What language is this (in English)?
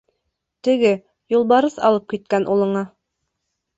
Bashkir